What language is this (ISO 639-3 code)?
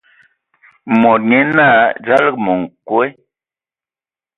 ewo